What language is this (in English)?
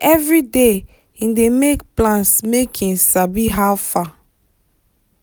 Nigerian Pidgin